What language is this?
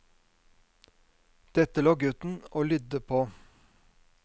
Norwegian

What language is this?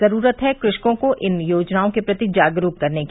Hindi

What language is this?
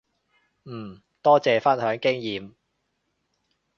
Cantonese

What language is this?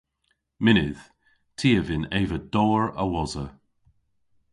Cornish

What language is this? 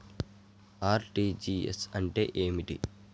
Telugu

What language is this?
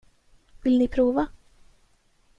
Swedish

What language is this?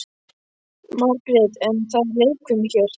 Icelandic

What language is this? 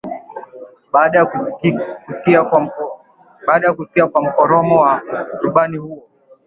Swahili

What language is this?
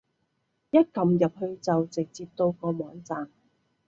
Cantonese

